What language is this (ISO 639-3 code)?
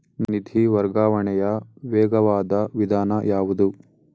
kan